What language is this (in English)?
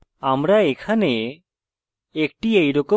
Bangla